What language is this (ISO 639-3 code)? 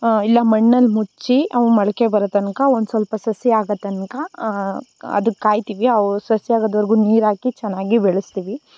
kan